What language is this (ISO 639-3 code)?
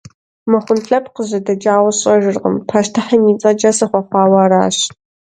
kbd